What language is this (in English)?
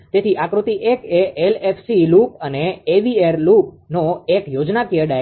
Gujarati